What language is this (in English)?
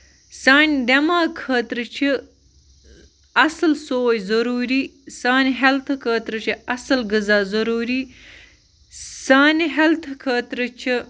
Kashmiri